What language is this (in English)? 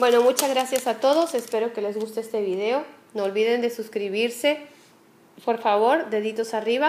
Spanish